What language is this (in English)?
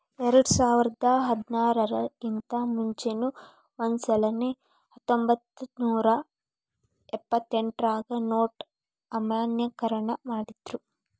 Kannada